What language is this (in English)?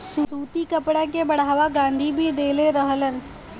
Bhojpuri